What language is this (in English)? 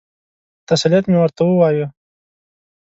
Pashto